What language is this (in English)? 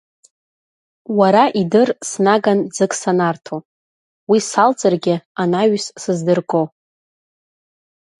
Abkhazian